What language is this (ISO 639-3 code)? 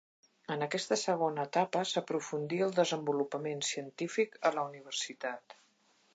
cat